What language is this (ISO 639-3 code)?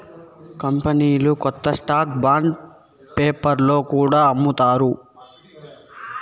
tel